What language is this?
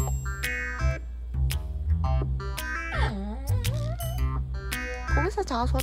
Korean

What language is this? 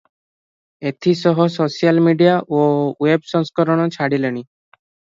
Odia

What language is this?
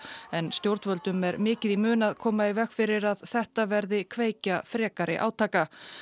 Icelandic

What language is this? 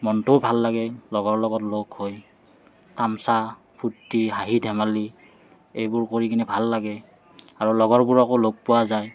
Assamese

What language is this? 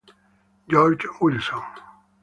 Italian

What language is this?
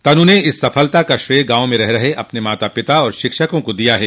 Hindi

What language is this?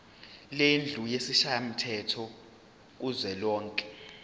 Zulu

